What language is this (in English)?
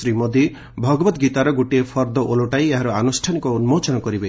Odia